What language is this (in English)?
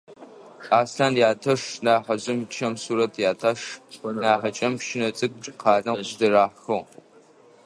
Adyghe